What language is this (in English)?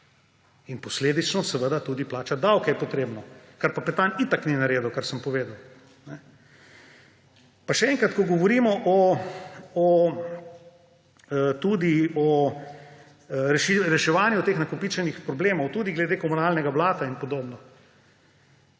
Slovenian